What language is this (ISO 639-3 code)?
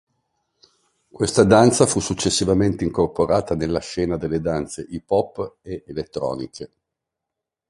ita